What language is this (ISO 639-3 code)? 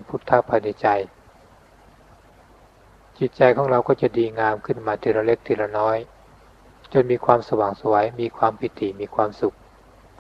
tha